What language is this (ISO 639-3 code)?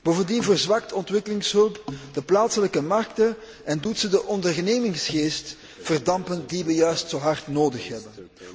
nld